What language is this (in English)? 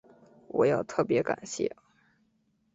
Chinese